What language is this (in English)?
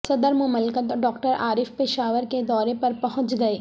Urdu